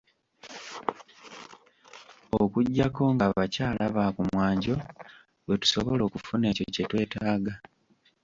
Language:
Ganda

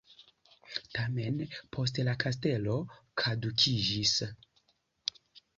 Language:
Esperanto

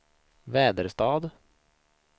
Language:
Swedish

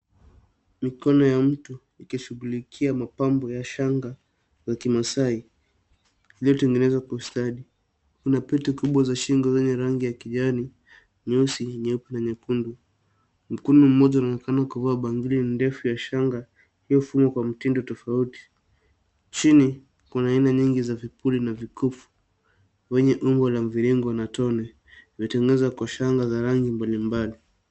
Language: Swahili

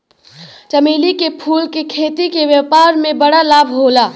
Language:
Bhojpuri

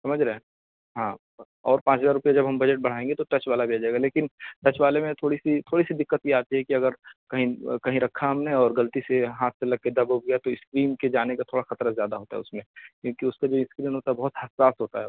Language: Urdu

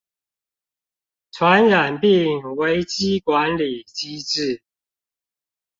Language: Chinese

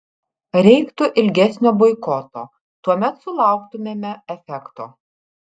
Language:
Lithuanian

